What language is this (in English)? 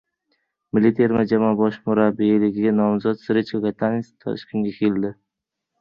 Uzbek